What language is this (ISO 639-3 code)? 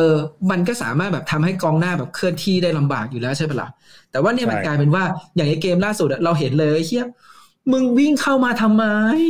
tha